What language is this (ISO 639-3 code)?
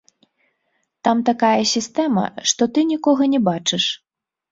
bel